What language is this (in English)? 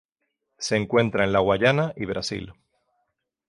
Spanish